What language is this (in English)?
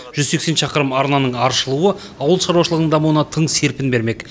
Kazakh